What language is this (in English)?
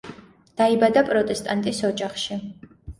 Georgian